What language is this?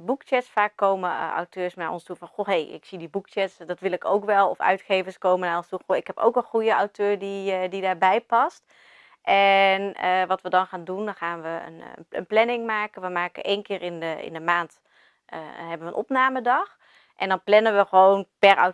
Dutch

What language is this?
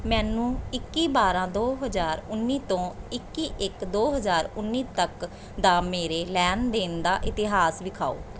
Punjabi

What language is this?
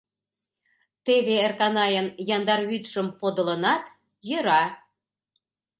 Mari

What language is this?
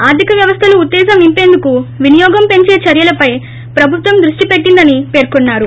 Telugu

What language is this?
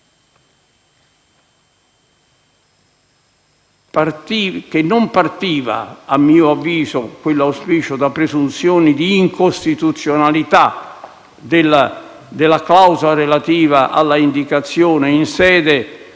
Italian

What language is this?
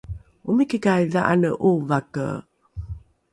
Rukai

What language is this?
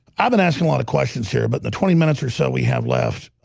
English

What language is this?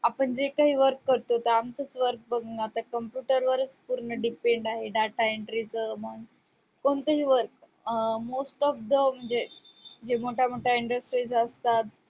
Marathi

